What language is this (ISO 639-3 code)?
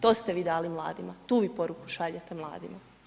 hrv